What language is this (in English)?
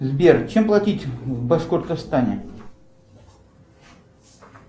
Russian